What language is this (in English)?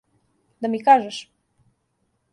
Serbian